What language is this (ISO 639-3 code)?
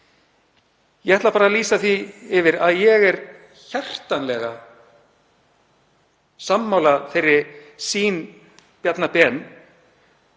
isl